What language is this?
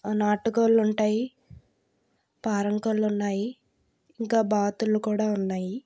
Telugu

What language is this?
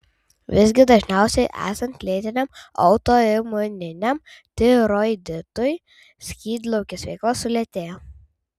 Lithuanian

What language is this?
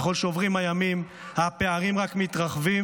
Hebrew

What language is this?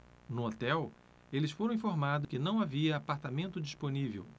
Portuguese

